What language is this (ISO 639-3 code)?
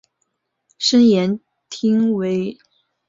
zho